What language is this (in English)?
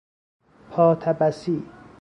Persian